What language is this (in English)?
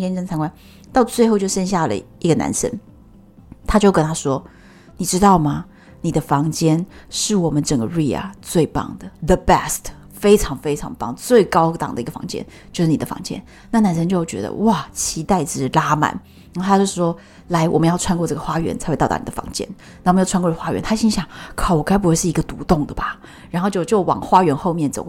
Chinese